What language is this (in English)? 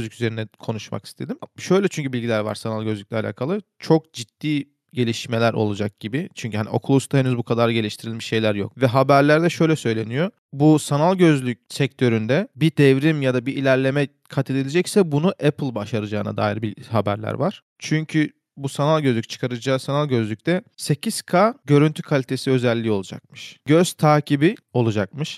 Turkish